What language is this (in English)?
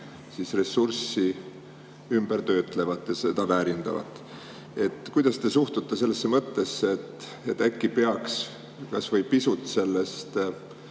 Estonian